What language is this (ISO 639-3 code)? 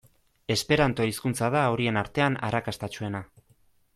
eus